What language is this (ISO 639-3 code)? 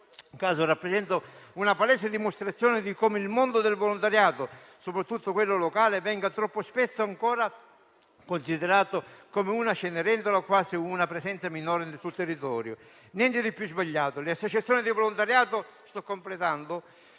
ita